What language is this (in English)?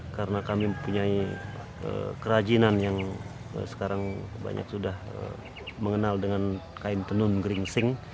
Indonesian